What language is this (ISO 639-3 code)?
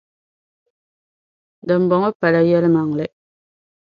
dag